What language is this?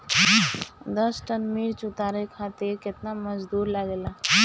Bhojpuri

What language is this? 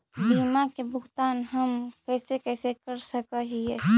Magahi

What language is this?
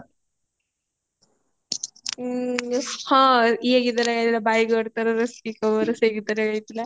Odia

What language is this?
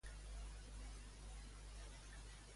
Catalan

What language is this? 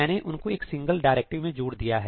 Hindi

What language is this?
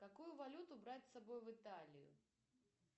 Russian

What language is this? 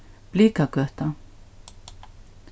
Faroese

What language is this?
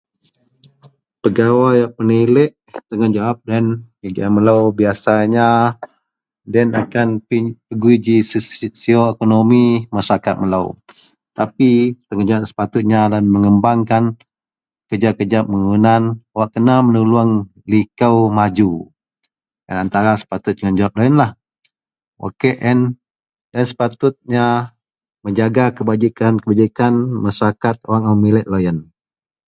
Central Melanau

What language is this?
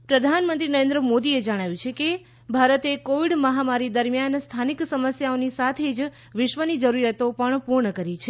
Gujarati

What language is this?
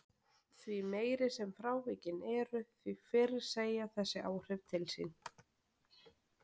Icelandic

